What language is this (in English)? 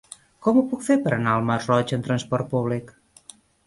Catalan